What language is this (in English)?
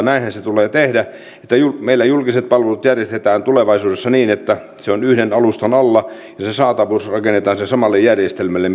Finnish